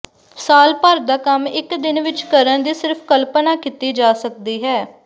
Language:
Punjabi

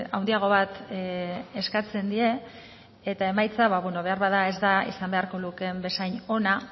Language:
Basque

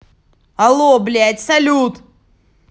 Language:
Russian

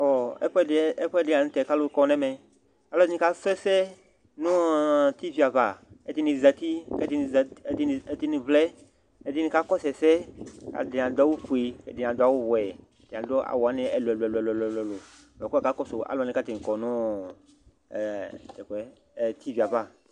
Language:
Ikposo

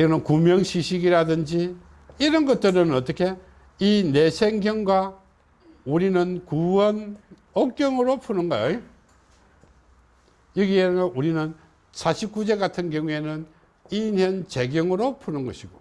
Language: Korean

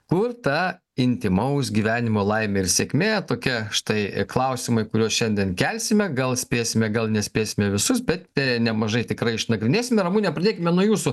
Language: Lithuanian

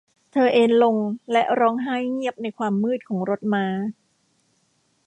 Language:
Thai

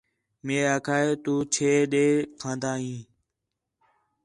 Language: Khetrani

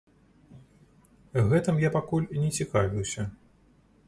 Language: Belarusian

